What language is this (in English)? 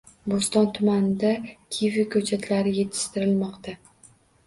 Uzbek